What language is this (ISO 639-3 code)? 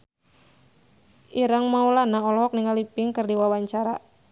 sun